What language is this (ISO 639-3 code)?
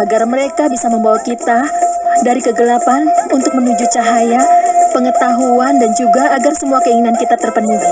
ind